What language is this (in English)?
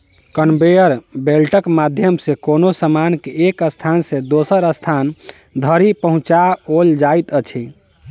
Maithili